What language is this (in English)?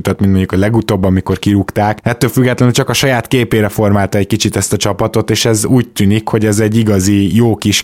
Hungarian